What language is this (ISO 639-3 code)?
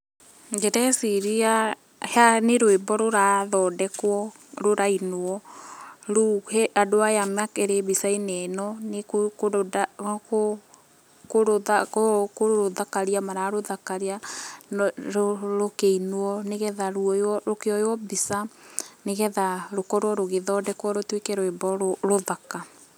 kik